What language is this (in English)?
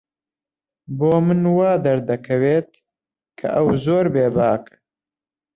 Central Kurdish